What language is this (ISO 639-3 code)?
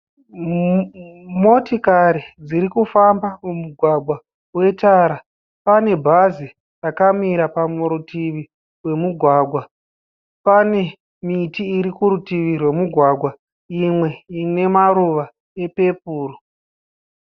sna